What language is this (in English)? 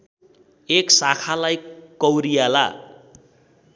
Nepali